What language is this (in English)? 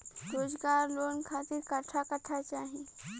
Bhojpuri